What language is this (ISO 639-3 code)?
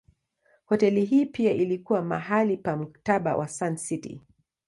swa